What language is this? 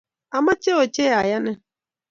Kalenjin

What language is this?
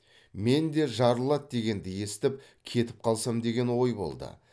Kazakh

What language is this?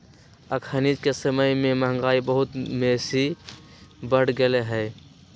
Magahi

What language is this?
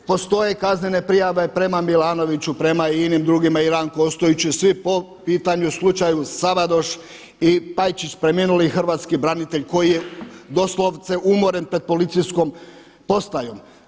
Croatian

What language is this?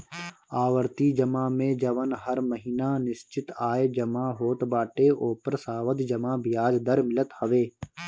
Bhojpuri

